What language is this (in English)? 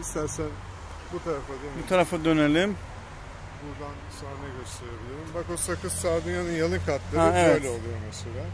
Turkish